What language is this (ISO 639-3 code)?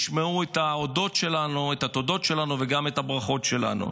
heb